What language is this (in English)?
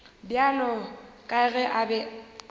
Northern Sotho